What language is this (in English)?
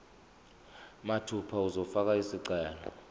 Zulu